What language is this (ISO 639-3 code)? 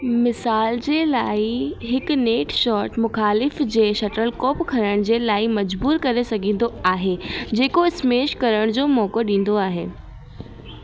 snd